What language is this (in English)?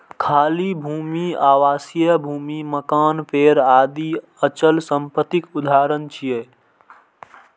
Maithili